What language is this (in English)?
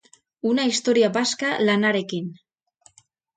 Basque